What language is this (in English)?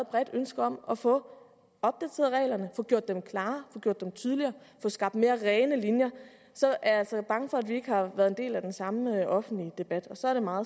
Danish